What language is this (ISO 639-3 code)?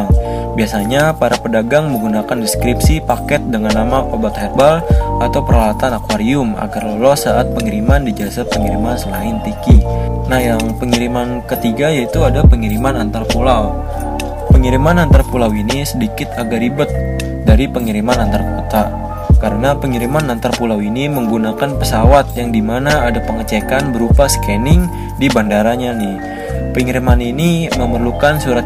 ind